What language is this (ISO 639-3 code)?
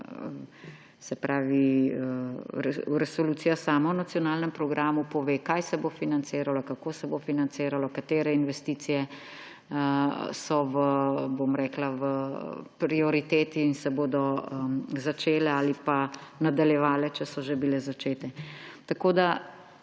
slv